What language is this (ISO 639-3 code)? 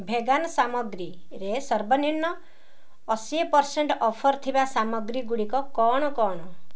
ori